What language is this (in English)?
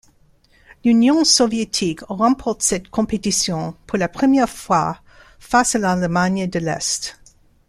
French